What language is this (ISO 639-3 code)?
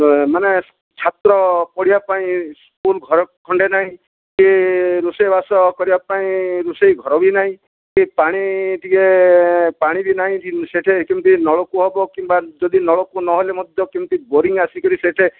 ori